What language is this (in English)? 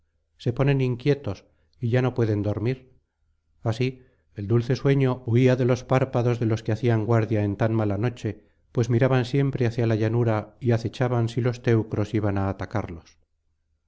Spanish